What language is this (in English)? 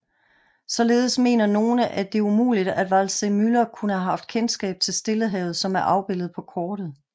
Danish